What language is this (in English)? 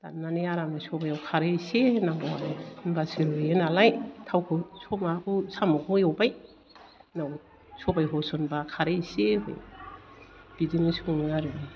Bodo